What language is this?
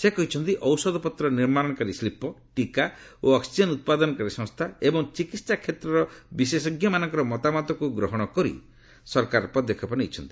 Odia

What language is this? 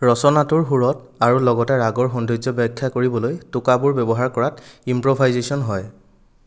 Assamese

